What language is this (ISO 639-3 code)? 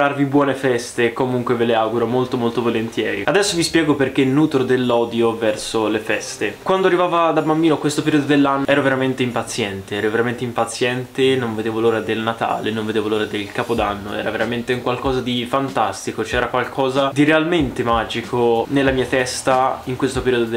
ita